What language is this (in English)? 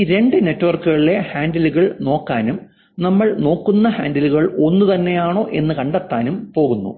Malayalam